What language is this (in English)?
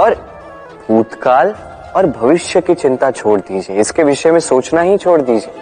Hindi